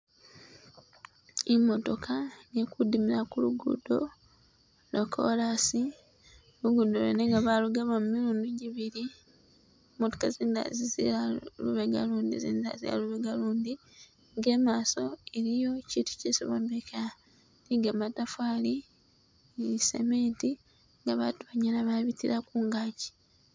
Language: Masaaba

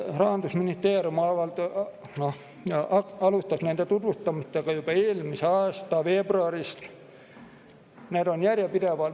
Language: Estonian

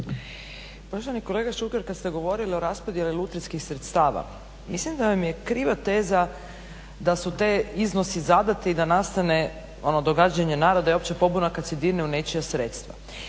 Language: Croatian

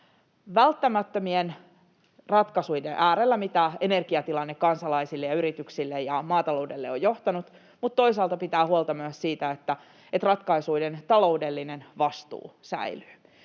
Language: Finnish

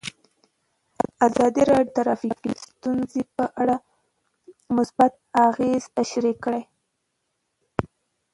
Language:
Pashto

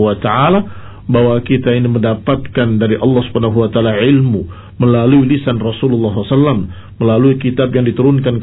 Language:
Indonesian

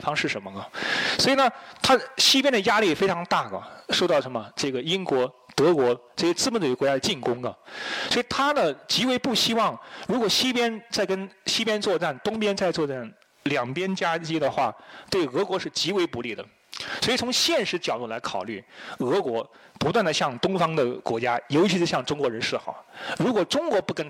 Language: Chinese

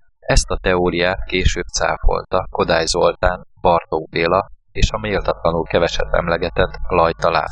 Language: Hungarian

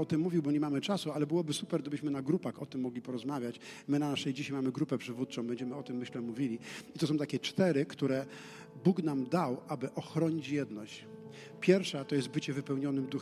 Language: Polish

